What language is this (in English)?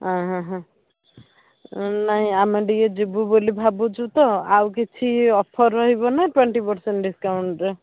Odia